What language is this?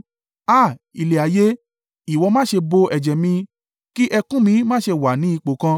Yoruba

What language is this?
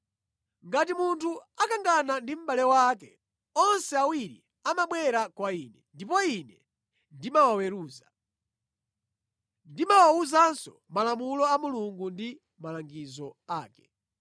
Nyanja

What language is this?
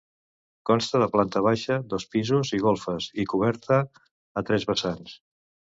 Catalan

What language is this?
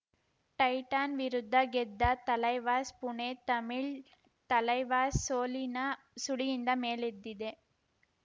Kannada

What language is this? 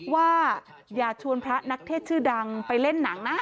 Thai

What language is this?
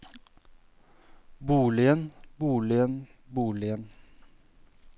Norwegian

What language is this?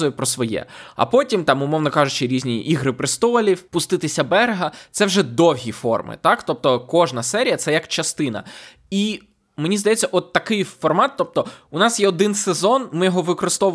Ukrainian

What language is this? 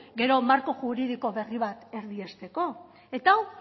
Basque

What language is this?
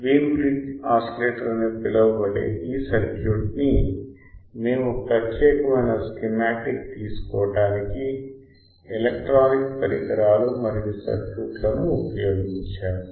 Telugu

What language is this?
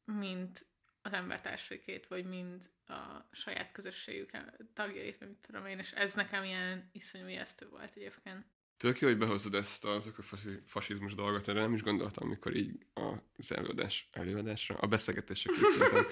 Hungarian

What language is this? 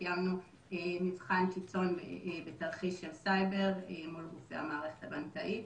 Hebrew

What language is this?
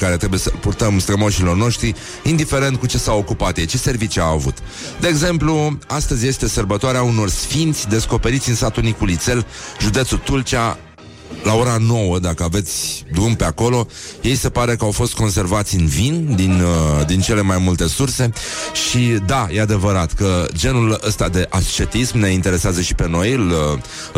Romanian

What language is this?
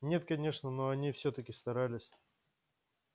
Russian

